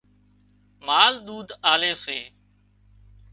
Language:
Wadiyara Koli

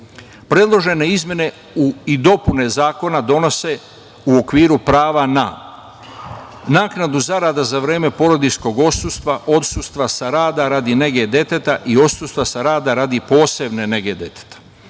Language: Serbian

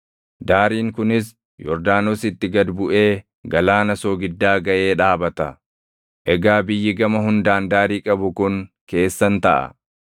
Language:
Oromo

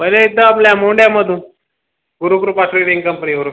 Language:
Marathi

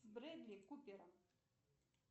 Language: Russian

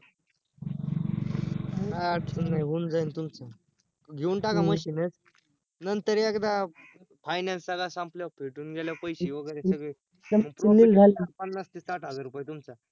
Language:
Marathi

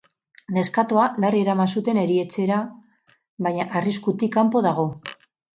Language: Basque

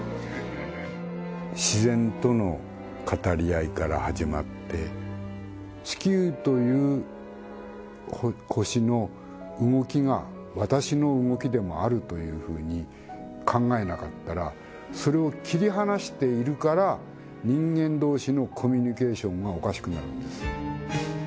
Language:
Japanese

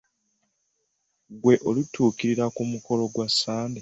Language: Ganda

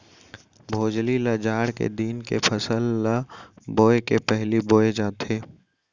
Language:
Chhattisgarhi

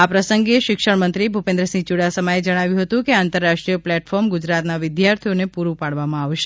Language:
Gujarati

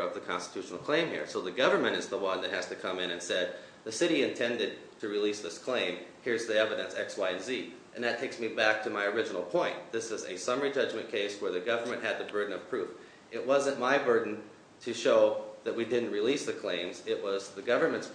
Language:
English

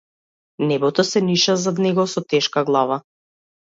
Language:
Macedonian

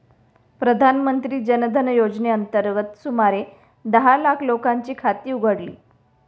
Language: Marathi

